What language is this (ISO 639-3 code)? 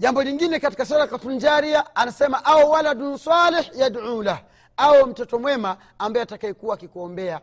swa